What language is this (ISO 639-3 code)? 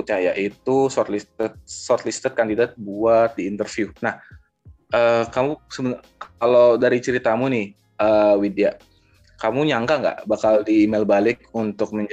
ind